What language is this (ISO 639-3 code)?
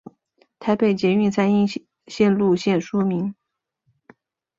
zho